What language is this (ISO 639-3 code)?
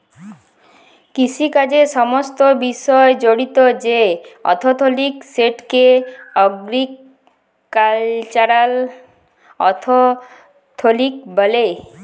ben